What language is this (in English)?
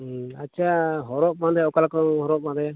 Santali